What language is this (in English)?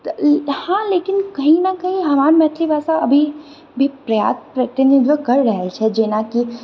Maithili